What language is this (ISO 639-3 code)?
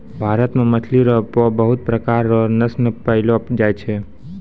mai